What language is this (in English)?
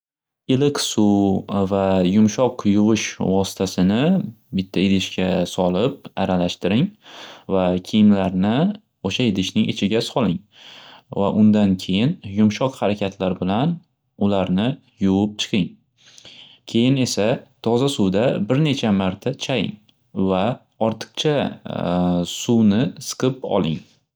Uzbek